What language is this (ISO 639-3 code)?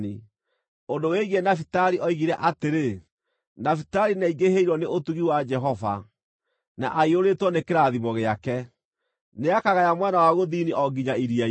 kik